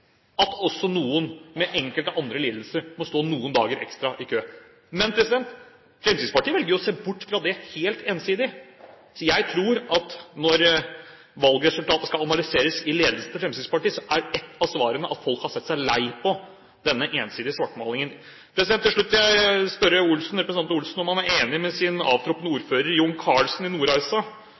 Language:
Norwegian Bokmål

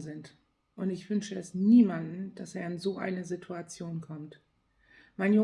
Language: German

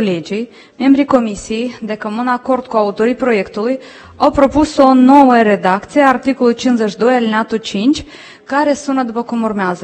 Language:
Romanian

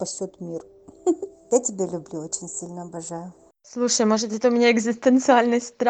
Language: Russian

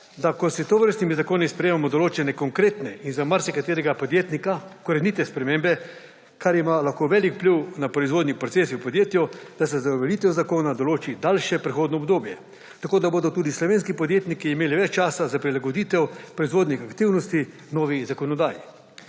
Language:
Slovenian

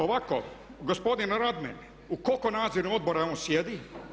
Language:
Croatian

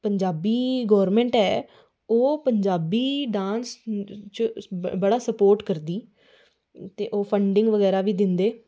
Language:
Dogri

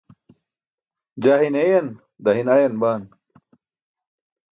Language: Burushaski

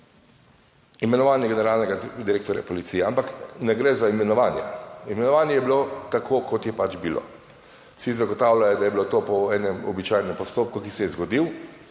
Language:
Slovenian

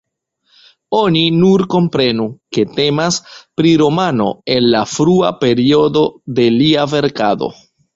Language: Esperanto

